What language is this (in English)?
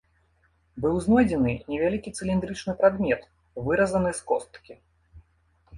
Belarusian